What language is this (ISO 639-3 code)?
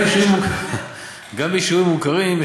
heb